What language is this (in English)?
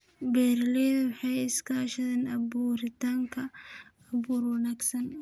Somali